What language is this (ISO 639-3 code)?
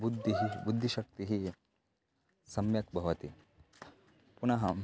san